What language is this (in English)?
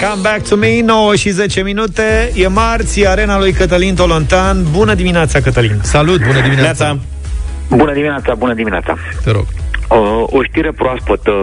Romanian